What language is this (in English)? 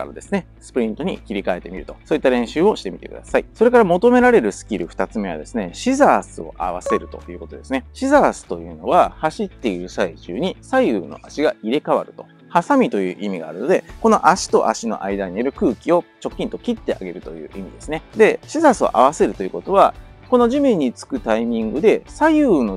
Japanese